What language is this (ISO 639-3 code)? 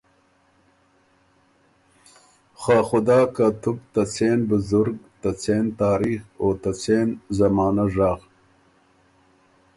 oru